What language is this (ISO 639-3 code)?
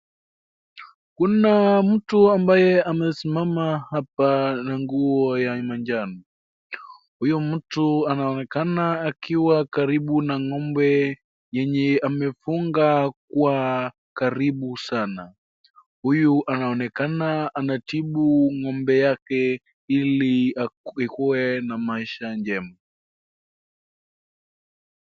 swa